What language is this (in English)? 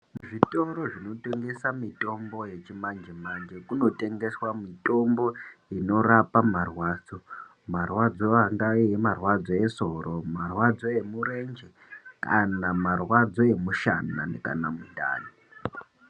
Ndau